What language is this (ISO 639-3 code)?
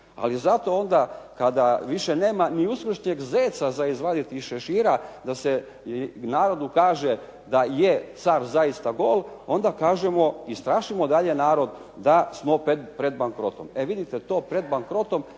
hrv